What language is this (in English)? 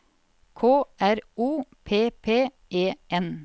Norwegian